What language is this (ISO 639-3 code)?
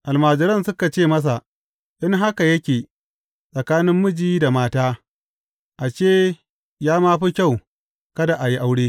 hau